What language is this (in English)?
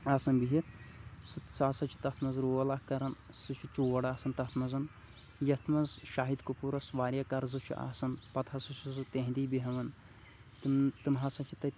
Kashmiri